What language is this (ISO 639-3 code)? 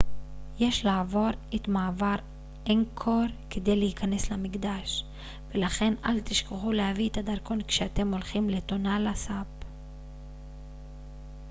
heb